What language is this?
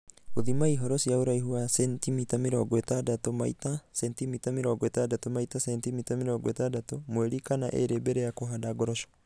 Kikuyu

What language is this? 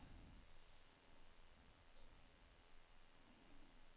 Norwegian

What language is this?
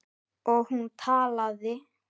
Icelandic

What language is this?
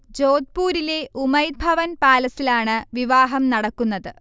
Malayalam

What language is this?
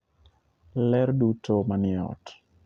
Luo (Kenya and Tanzania)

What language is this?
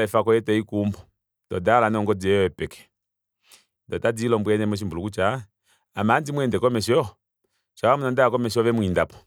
Kuanyama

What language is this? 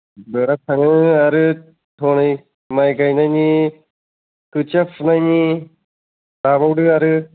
Bodo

